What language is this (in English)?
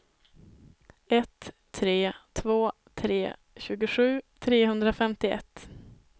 Swedish